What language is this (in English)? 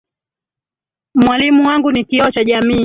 Swahili